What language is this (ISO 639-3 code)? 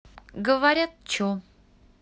rus